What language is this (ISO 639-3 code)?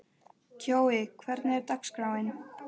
isl